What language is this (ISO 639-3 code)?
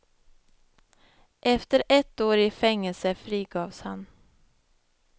swe